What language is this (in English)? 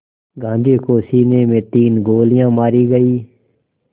Hindi